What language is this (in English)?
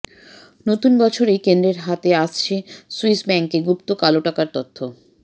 Bangla